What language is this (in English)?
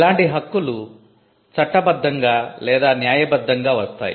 Telugu